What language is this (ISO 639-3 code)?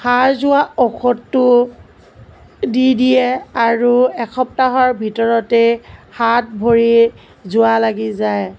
asm